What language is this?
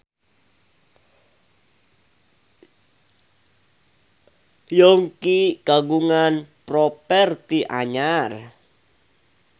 Sundanese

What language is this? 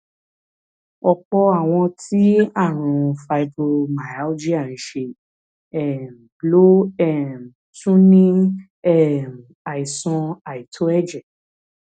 Yoruba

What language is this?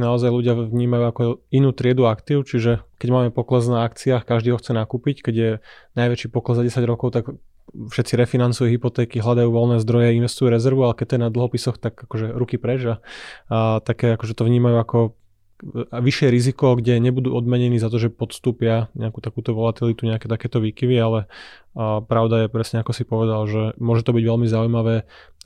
Slovak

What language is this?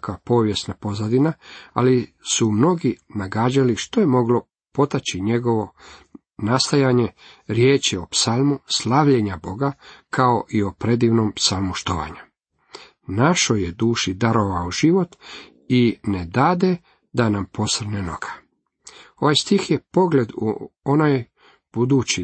Croatian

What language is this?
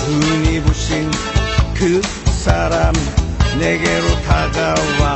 Korean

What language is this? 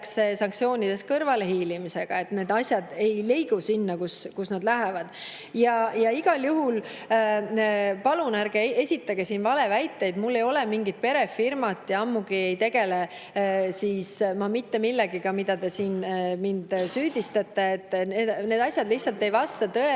Estonian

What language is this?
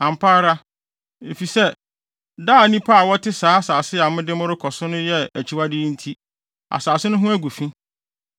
Akan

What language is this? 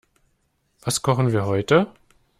German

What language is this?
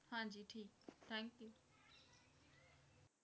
Punjabi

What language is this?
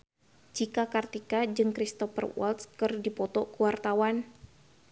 Sundanese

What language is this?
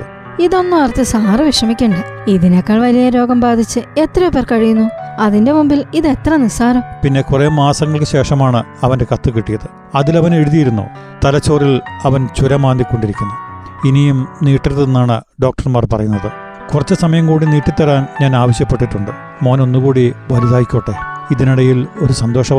Malayalam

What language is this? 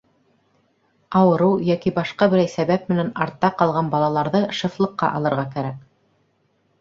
Bashkir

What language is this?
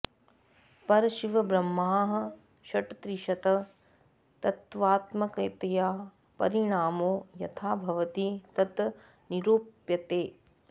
Sanskrit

